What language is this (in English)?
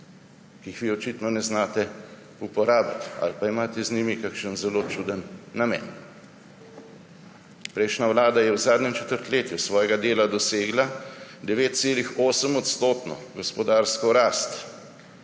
Slovenian